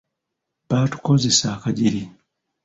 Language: Ganda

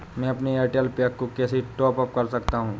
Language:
Hindi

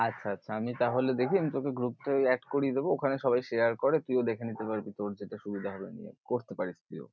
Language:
Bangla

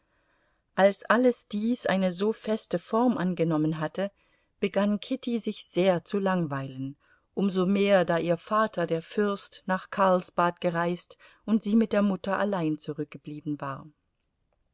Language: German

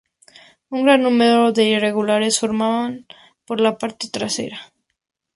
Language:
Spanish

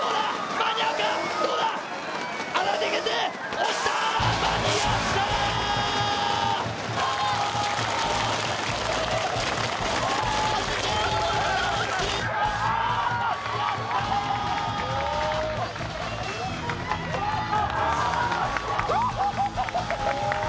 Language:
Japanese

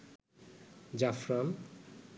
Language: Bangla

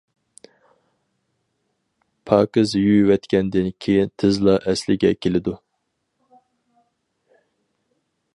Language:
Uyghur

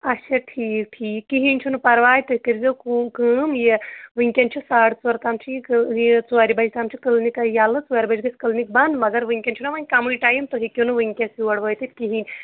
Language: Kashmiri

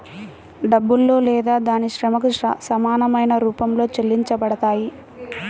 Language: Telugu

